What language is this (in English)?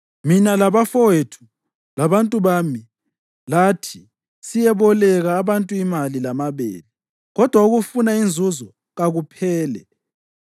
North Ndebele